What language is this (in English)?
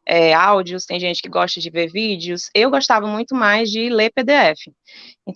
Portuguese